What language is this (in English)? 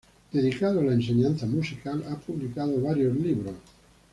Spanish